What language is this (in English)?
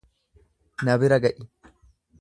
Oromo